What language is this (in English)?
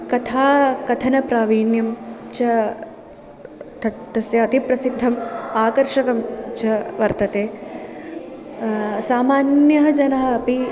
Sanskrit